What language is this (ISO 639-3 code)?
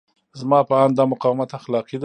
pus